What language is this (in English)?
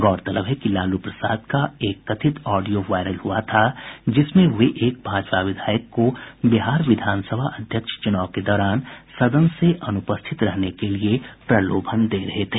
Hindi